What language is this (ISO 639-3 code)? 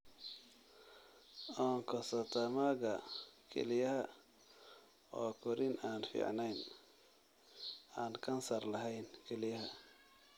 som